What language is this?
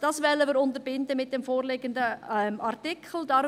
Swiss German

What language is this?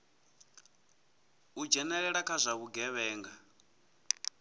Venda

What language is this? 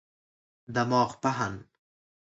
Persian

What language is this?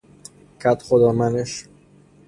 Persian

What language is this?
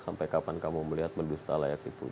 Indonesian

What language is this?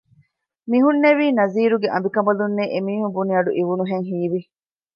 Divehi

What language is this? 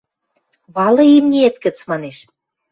Western Mari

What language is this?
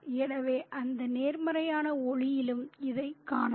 Tamil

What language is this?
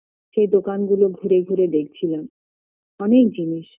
Bangla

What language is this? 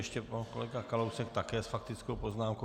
Czech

